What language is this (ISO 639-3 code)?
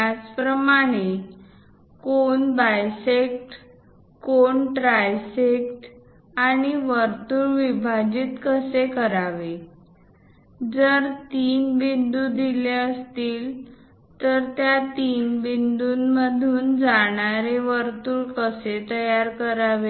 mar